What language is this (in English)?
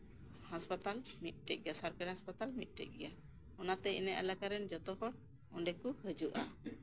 Santali